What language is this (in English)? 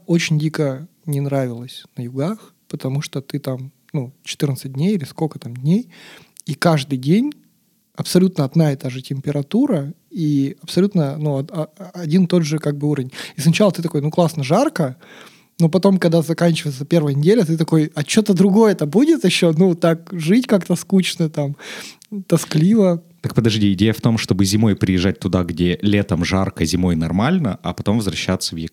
Russian